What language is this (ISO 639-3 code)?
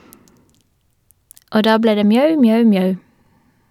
nor